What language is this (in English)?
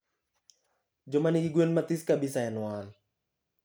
Luo (Kenya and Tanzania)